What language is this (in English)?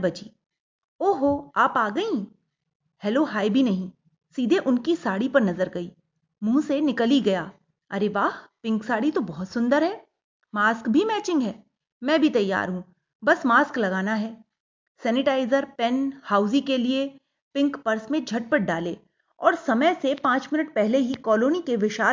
Hindi